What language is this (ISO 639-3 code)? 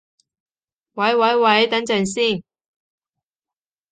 yue